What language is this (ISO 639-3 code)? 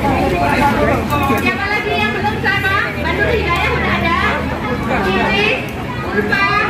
ind